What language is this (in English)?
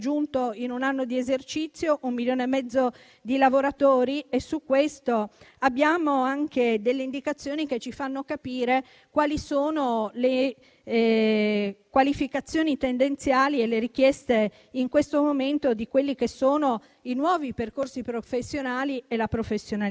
Italian